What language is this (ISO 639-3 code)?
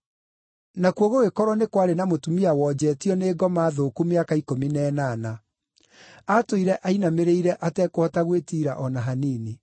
kik